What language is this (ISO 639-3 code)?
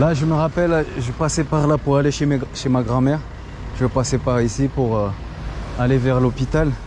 fra